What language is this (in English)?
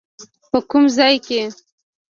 Pashto